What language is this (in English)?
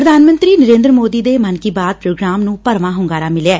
Punjabi